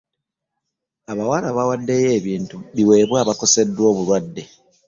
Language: Ganda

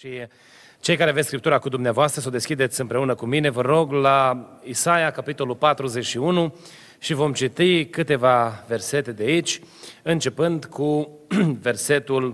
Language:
Romanian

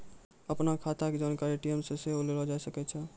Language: Maithili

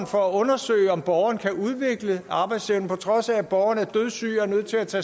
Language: Danish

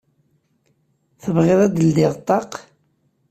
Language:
Kabyle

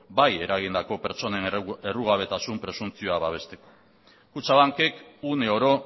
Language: Basque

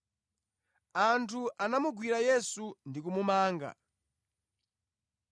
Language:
Nyanja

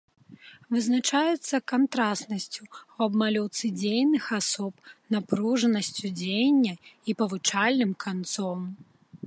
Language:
Belarusian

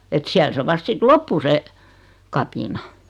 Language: Finnish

